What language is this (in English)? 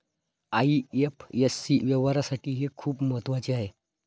Marathi